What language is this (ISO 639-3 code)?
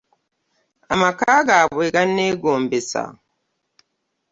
lug